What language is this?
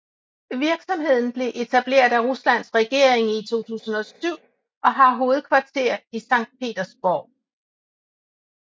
Danish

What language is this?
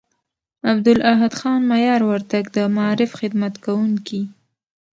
Pashto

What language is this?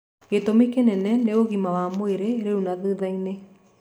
Kikuyu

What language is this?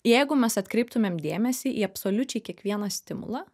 Lithuanian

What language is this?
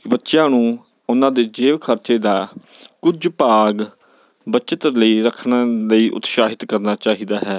Punjabi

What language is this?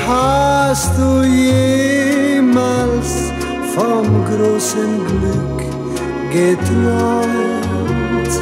Romanian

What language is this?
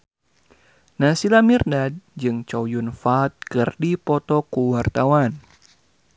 Sundanese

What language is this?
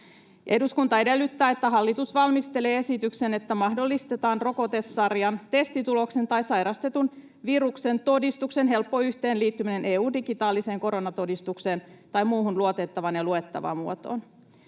Finnish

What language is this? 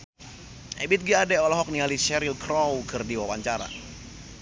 Sundanese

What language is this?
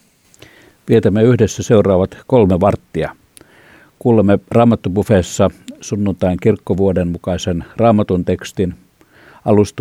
Finnish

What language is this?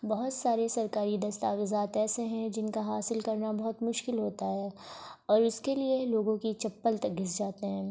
Urdu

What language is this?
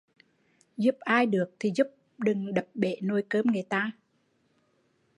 Vietnamese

